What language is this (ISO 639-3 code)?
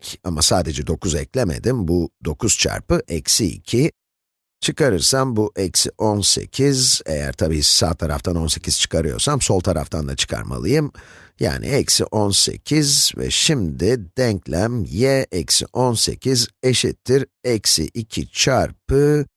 tur